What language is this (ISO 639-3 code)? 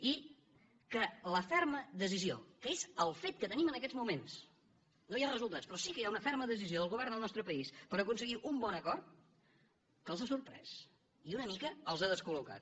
cat